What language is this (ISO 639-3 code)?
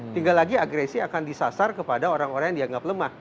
ind